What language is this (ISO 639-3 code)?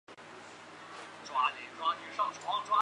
zho